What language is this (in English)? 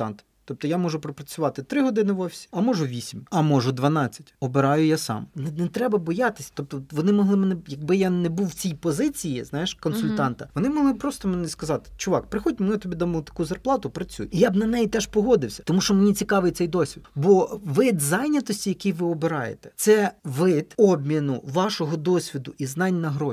Ukrainian